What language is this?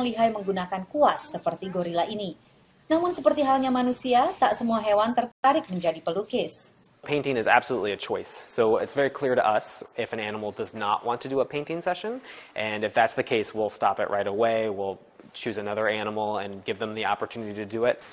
Indonesian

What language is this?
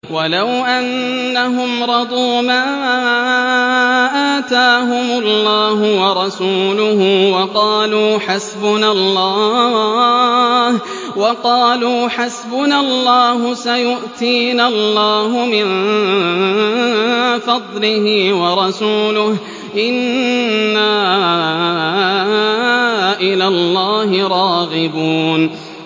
Arabic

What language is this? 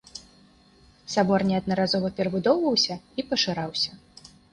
Belarusian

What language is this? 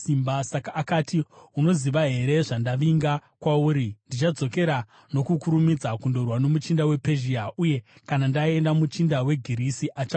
Shona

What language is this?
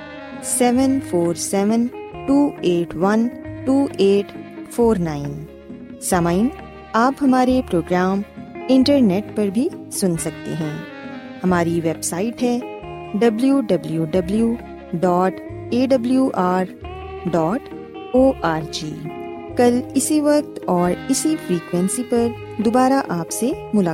Urdu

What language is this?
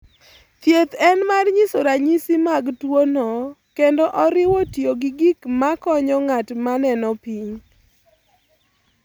Luo (Kenya and Tanzania)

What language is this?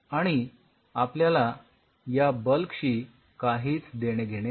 Marathi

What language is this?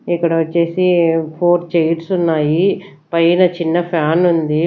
Telugu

